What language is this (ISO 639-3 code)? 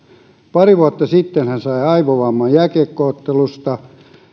fin